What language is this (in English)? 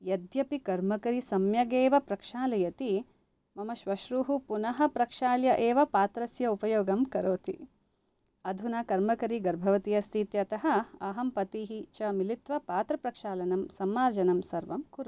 Sanskrit